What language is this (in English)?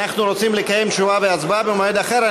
Hebrew